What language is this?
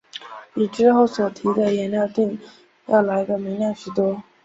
Chinese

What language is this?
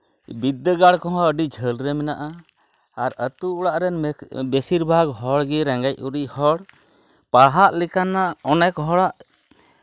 Santali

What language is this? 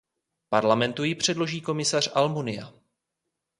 Czech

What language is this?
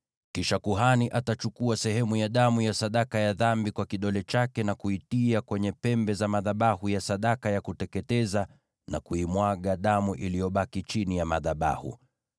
Swahili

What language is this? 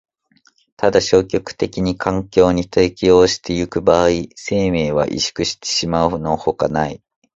Japanese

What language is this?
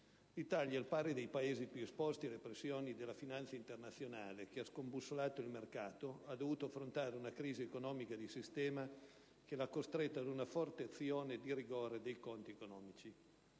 Italian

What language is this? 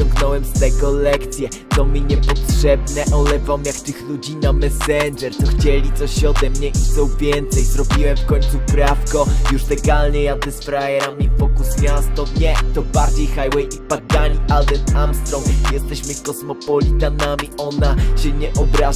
Polish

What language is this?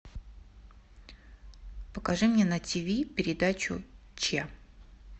Russian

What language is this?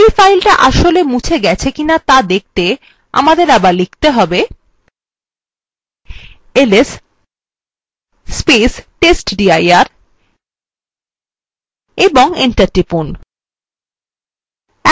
Bangla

